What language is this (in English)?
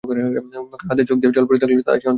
Bangla